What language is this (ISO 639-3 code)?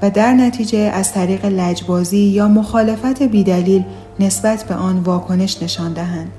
fas